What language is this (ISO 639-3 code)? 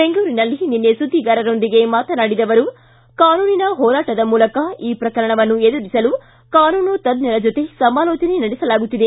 kan